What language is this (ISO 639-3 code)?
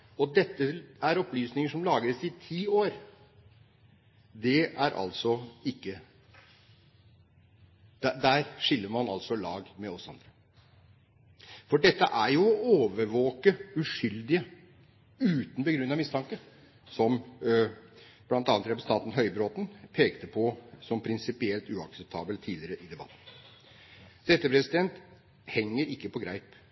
nob